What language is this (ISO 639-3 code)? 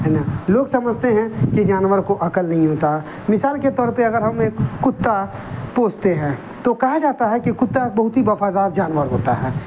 urd